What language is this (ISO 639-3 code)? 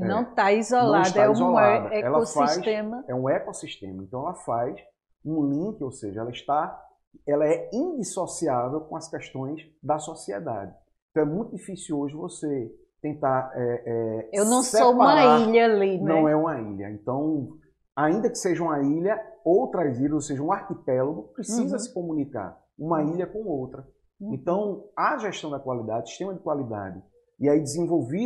por